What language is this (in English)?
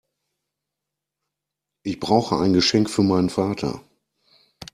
German